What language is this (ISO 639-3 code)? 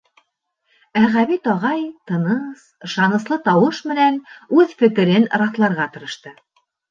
bak